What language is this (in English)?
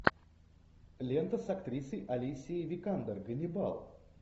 Russian